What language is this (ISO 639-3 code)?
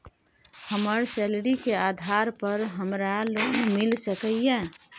mai